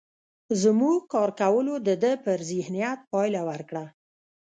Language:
Pashto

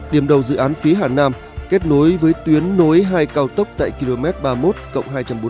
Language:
Vietnamese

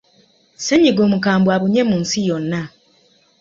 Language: Ganda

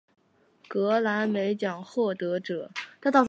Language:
Chinese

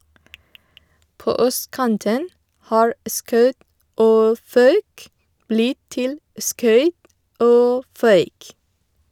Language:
Norwegian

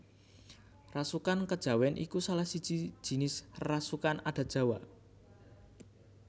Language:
Javanese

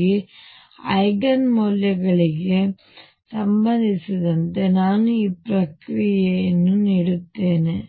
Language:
Kannada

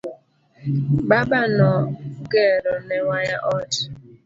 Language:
Luo (Kenya and Tanzania)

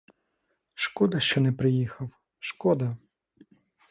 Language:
Ukrainian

